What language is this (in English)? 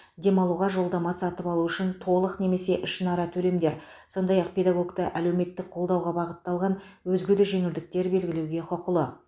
Kazakh